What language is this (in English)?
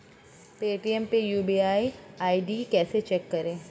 Hindi